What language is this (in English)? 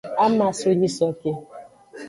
Aja (Benin)